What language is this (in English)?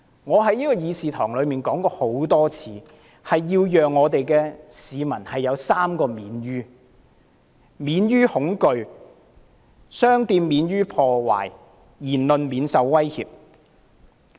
Cantonese